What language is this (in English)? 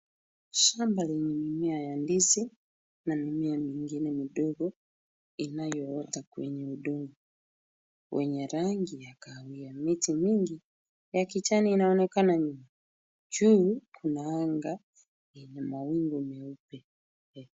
Swahili